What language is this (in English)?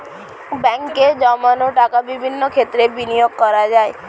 Bangla